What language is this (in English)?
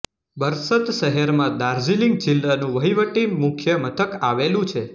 Gujarati